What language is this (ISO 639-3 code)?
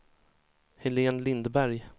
swe